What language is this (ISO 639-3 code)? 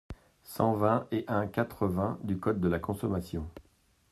fra